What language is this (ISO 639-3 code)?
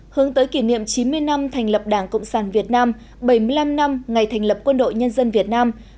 vie